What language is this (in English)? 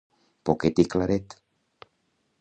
Catalan